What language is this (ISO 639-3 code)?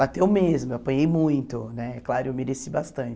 por